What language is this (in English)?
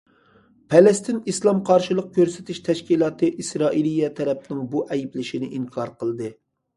Uyghur